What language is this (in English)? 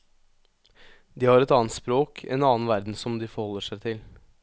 Norwegian